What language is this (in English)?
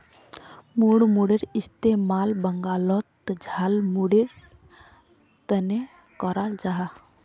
Magahi